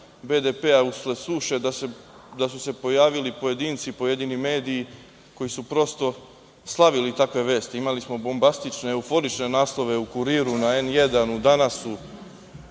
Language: Serbian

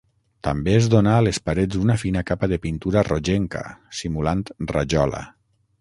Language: Catalan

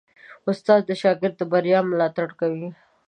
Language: Pashto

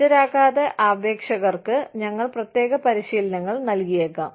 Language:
Malayalam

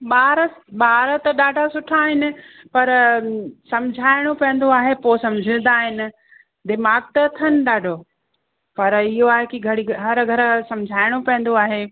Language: Sindhi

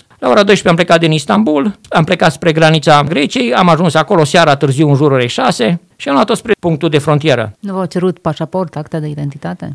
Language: Romanian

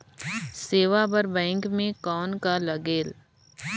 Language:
Chhattisgarhi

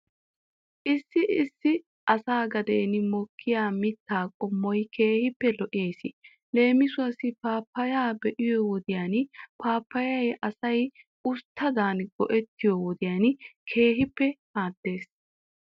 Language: Wolaytta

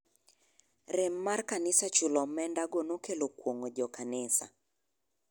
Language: Luo (Kenya and Tanzania)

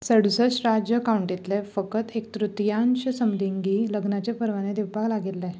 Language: Konkani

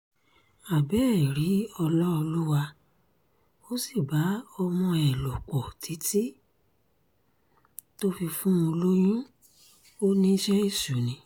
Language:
Yoruba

